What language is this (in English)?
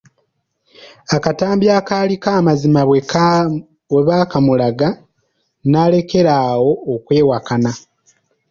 Ganda